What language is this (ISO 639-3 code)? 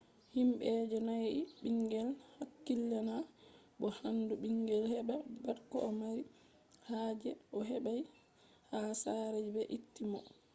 ful